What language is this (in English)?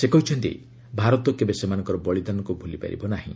Odia